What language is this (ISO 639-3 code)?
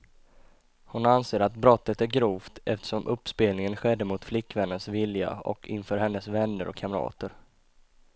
swe